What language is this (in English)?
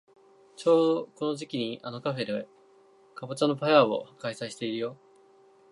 Japanese